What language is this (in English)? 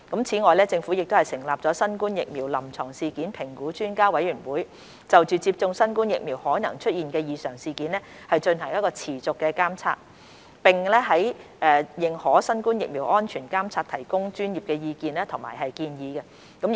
Cantonese